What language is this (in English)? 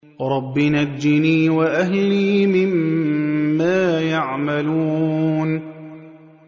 Arabic